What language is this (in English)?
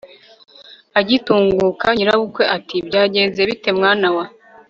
Kinyarwanda